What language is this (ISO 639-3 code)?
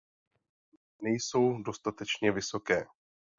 ces